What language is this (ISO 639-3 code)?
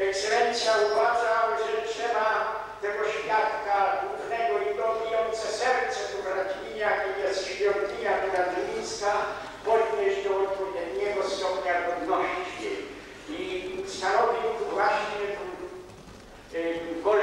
pol